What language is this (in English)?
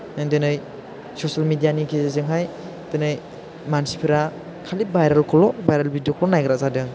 Bodo